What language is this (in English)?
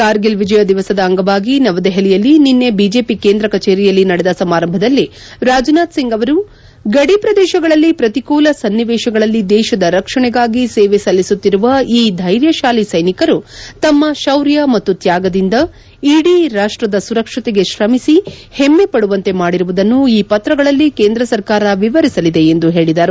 Kannada